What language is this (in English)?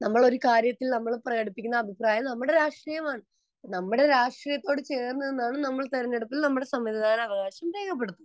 Malayalam